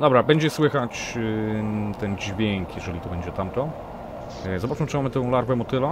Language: Polish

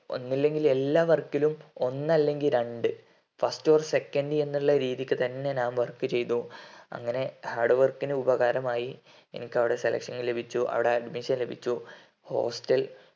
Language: Malayalam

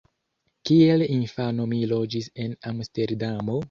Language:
Esperanto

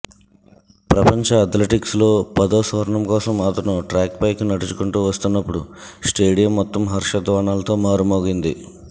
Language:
Telugu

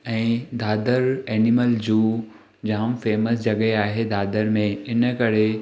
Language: Sindhi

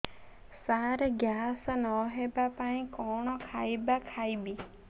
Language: Odia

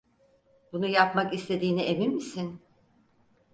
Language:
Turkish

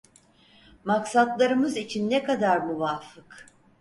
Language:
Turkish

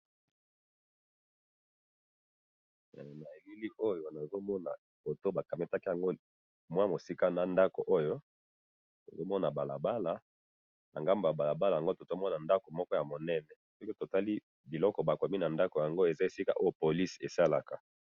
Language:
Lingala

